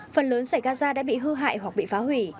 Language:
Vietnamese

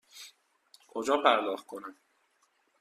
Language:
Persian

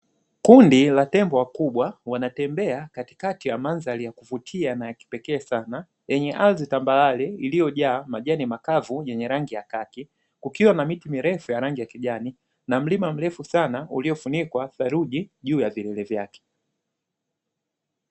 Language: Swahili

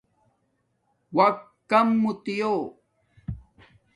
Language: Domaaki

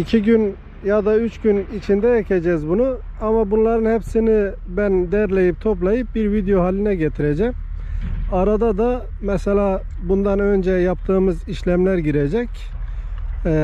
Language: Turkish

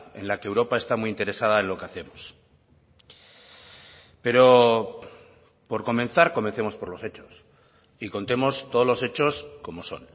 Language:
Spanish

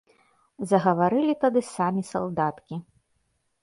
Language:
Belarusian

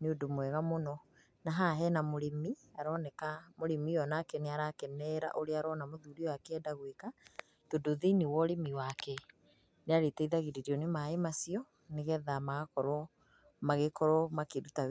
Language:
Kikuyu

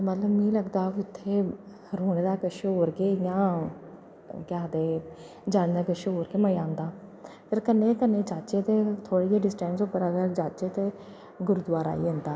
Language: Dogri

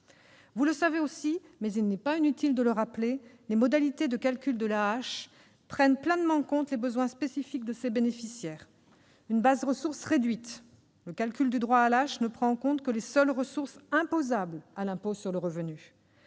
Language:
French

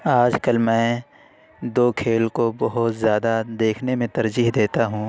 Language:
Urdu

